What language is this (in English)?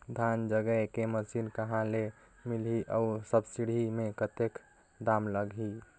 Chhattisgarhi